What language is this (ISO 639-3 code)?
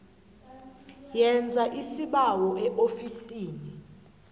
nbl